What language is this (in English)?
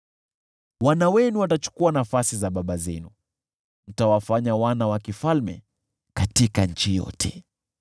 Swahili